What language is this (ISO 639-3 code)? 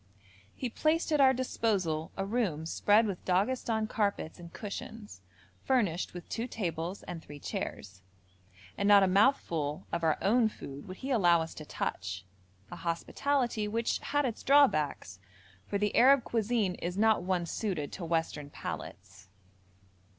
eng